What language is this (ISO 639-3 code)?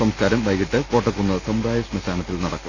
mal